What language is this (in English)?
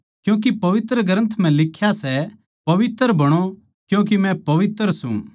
Haryanvi